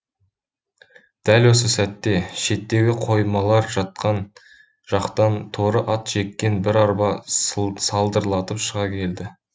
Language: Kazakh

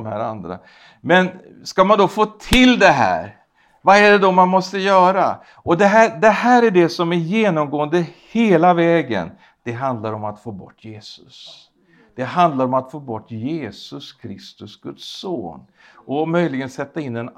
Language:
Swedish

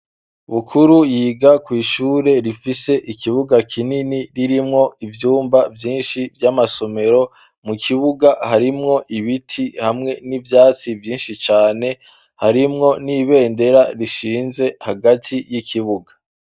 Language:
Rundi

